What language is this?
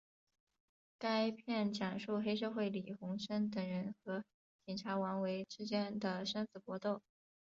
Chinese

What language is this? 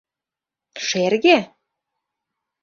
Mari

